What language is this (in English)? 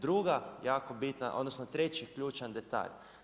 Croatian